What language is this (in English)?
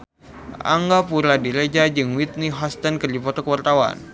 Sundanese